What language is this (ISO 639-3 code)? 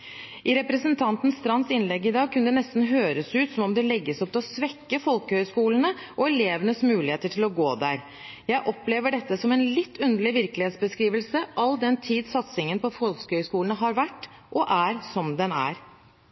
nob